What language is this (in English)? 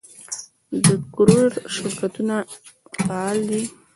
Pashto